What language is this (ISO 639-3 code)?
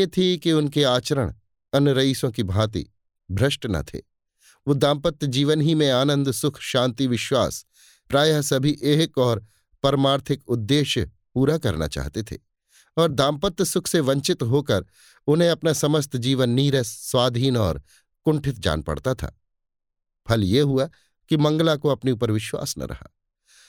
hin